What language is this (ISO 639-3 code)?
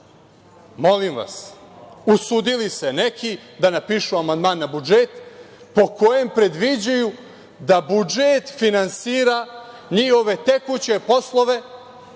srp